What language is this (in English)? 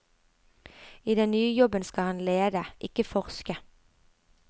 Norwegian